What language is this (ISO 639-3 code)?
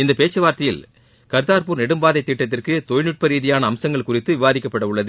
tam